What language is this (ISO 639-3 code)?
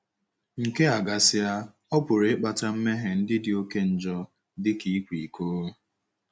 ibo